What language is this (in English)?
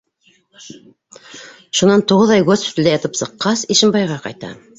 Bashkir